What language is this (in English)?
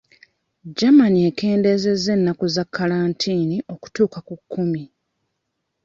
Ganda